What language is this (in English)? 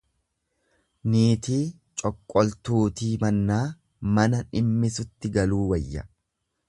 Oromo